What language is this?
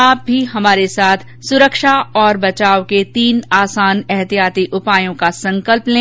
Hindi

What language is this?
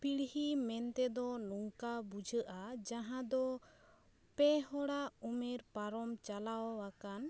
Santali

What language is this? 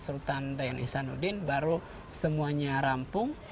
Indonesian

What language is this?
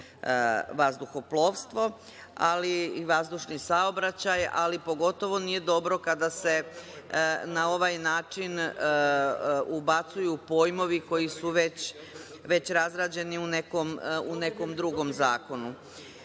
Serbian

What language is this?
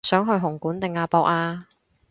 Cantonese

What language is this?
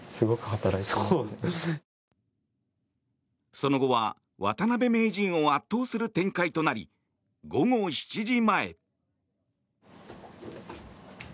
Japanese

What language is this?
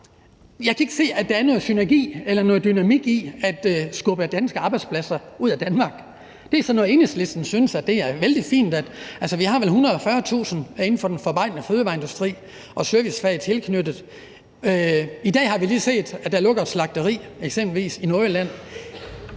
Danish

